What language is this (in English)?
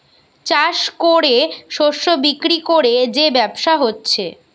Bangla